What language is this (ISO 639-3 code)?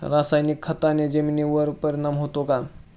mar